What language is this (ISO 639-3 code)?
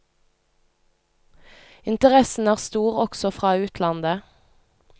nor